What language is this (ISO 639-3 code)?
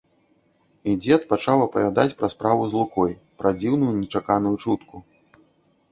bel